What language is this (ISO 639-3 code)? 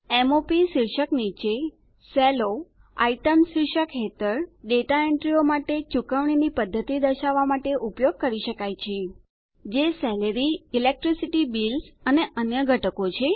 guj